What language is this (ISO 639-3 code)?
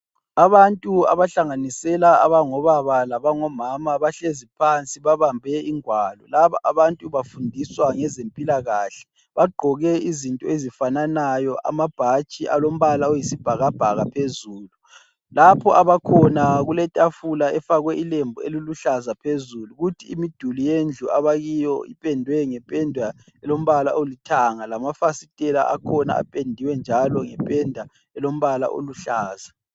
nde